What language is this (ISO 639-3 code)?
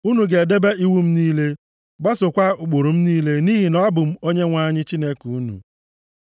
ibo